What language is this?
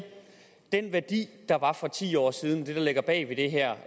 Danish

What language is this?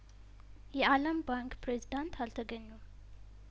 Amharic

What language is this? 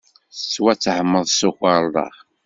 Kabyle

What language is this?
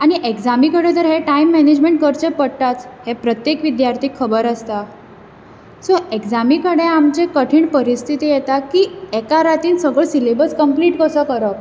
Konkani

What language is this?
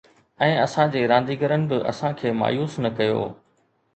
Sindhi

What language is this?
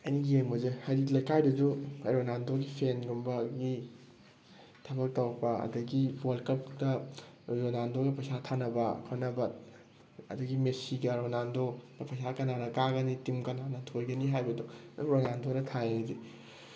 Manipuri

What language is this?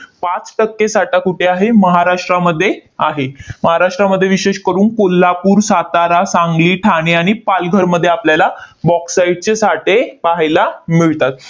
Marathi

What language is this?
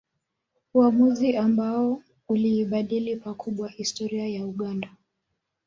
Swahili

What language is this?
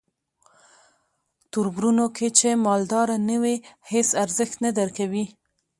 Pashto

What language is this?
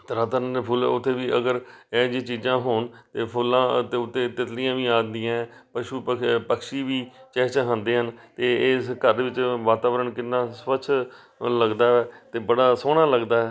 Punjabi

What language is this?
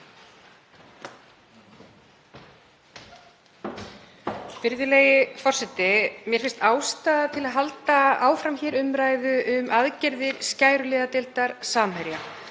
Icelandic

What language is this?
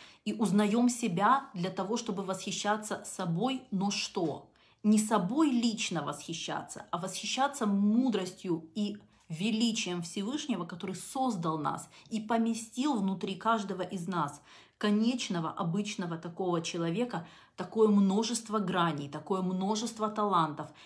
Russian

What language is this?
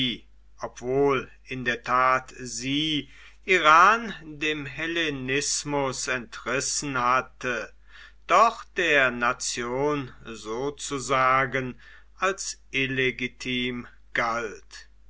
German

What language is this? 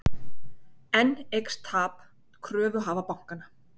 Icelandic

